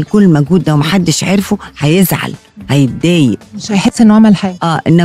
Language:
Arabic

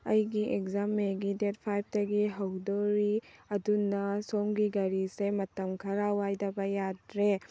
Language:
Manipuri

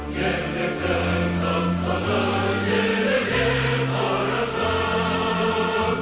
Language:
Kazakh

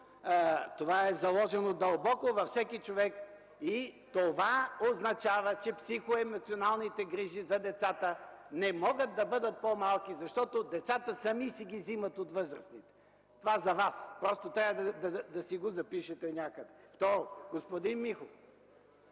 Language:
Bulgarian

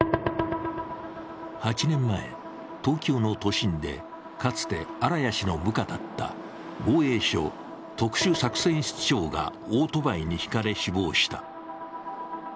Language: Japanese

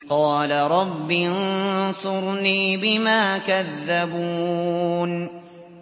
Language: Arabic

